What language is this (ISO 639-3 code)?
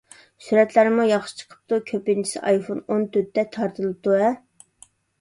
uig